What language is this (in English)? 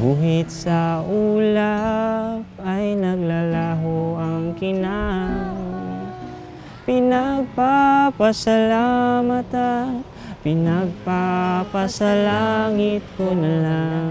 Filipino